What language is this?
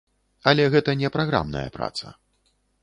Belarusian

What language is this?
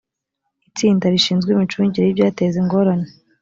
Kinyarwanda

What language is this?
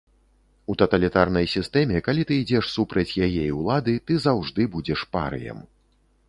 Belarusian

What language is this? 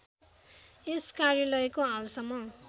Nepali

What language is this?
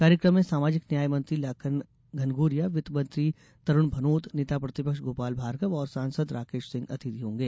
Hindi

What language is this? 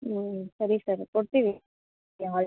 Kannada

